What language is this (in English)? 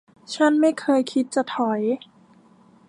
Thai